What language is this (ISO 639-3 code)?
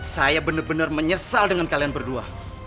ind